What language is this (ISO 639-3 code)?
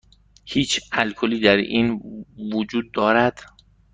fas